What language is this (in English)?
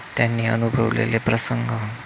Marathi